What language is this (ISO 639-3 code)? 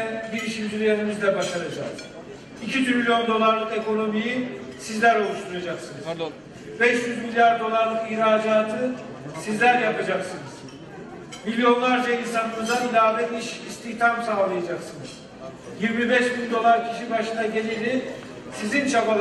tur